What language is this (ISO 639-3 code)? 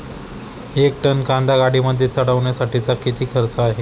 mar